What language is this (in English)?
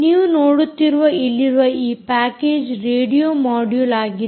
Kannada